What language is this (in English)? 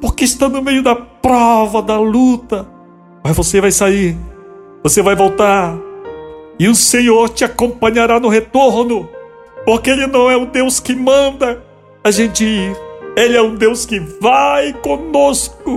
Portuguese